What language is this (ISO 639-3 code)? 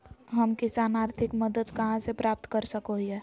mag